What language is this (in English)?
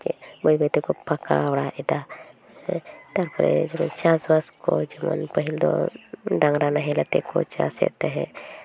Santali